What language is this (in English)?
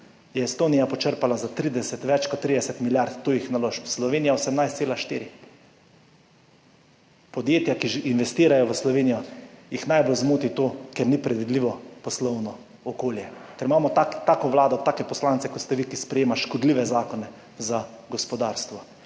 Slovenian